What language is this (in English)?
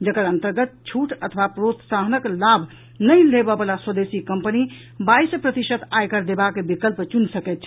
Maithili